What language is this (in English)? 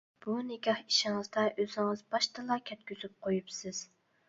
Uyghur